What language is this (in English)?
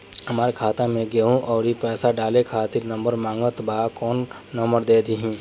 Bhojpuri